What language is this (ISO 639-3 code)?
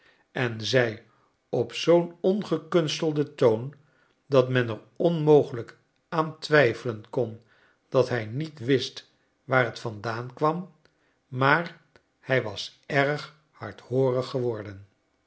nld